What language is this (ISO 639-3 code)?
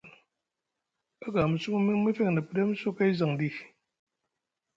mug